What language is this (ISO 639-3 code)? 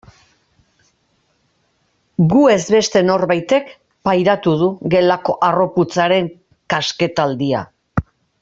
eus